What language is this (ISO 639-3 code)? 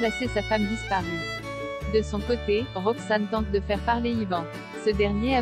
fra